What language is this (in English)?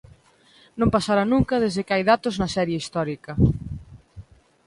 Galician